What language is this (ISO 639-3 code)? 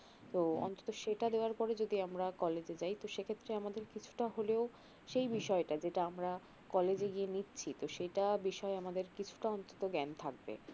ben